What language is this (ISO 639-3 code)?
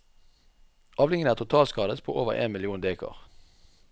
nor